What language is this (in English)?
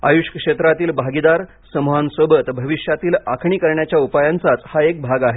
Marathi